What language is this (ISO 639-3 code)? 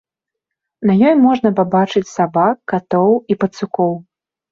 bel